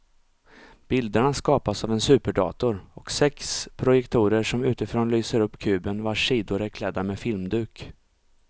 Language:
Swedish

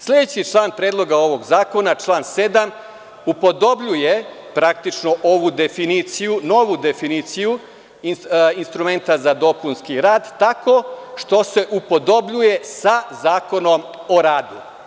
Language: Serbian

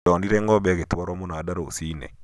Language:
Kikuyu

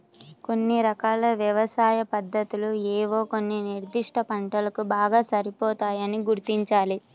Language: Telugu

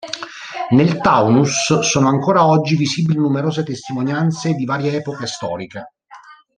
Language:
Italian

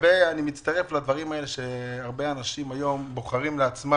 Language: Hebrew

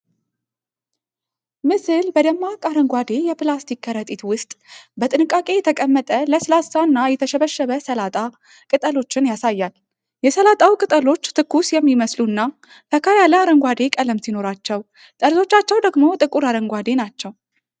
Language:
Amharic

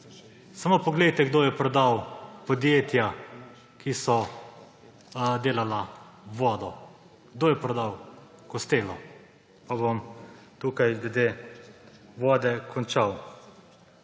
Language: Slovenian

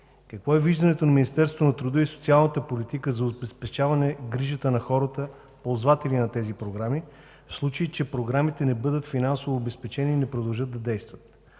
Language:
Bulgarian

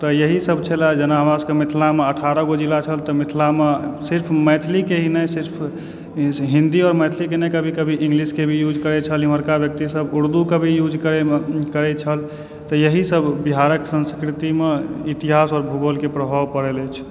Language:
Maithili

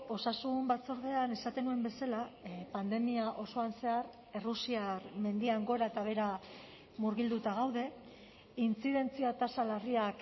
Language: Basque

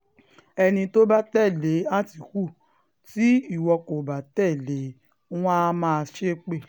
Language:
Yoruba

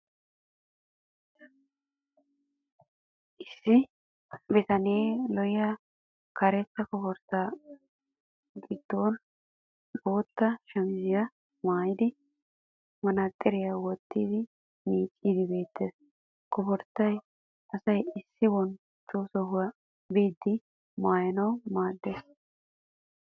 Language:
Wolaytta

